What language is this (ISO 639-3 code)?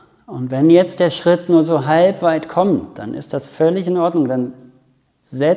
deu